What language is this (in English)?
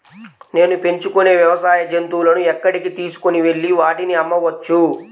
Telugu